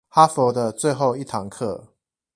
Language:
Chinese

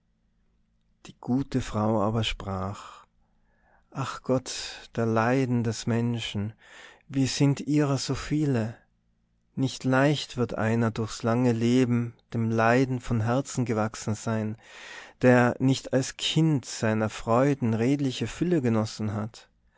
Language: German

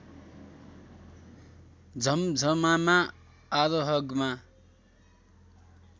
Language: Nepali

